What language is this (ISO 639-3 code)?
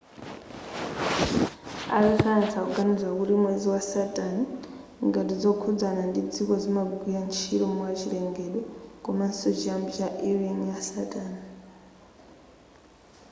nya